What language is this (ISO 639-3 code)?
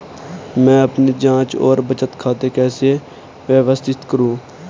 hin